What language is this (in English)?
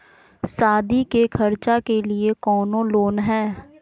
Magahi